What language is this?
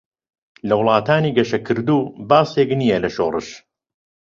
Central Kurdish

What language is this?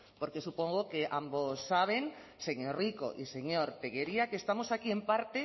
Spanish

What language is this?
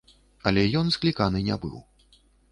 Belarusian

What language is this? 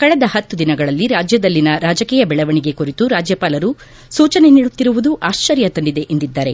Kannada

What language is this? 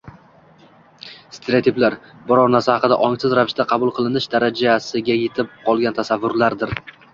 Uzbek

